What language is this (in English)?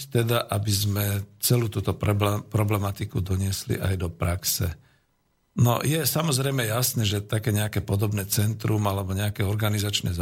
Slovak